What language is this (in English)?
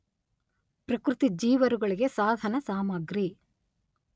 Kannada